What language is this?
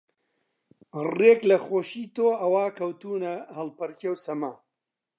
Central Kurdish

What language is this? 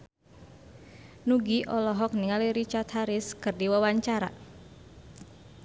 Sundanese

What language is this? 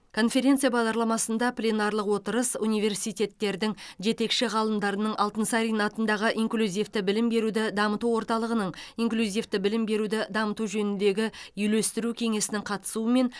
Kazakh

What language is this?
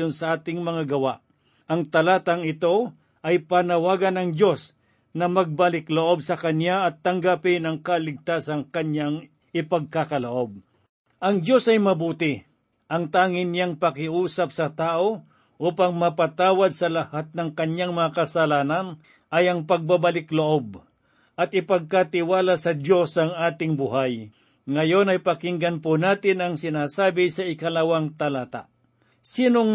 Filipino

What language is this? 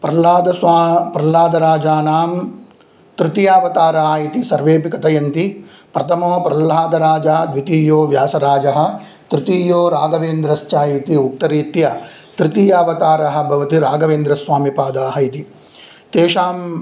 Sanskrit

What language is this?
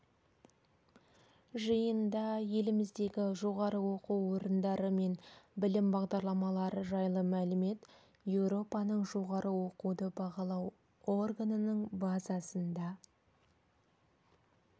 Kazakh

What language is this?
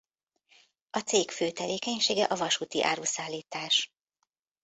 Hungarian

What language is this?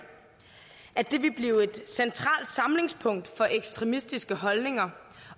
Danish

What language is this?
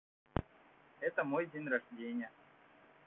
Russian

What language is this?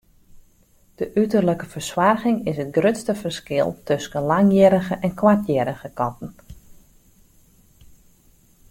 Western Frisian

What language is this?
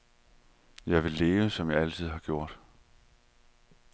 Danish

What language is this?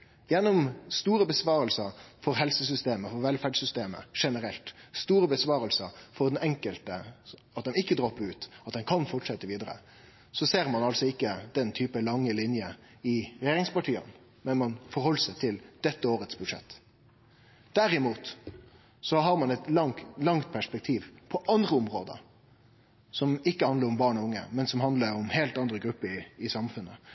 Norwegian Nynorsk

